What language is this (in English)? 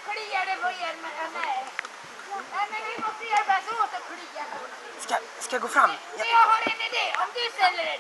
Swedish